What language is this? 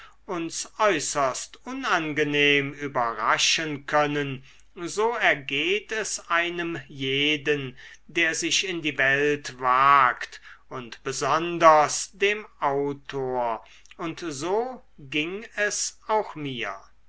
German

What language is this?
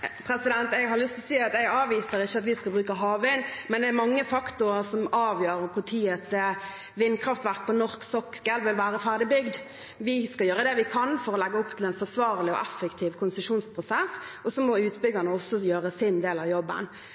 Norwegian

